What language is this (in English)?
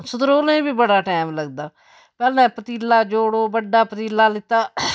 Dogri